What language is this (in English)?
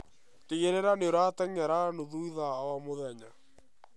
Kikuyu